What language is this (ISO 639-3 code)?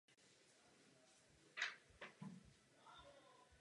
ces